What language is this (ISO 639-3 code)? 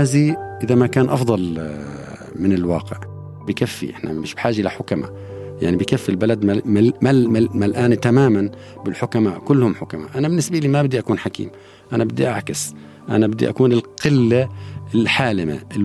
ara